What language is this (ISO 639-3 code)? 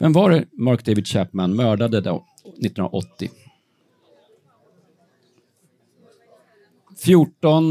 swe